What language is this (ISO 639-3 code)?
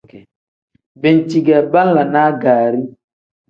kdh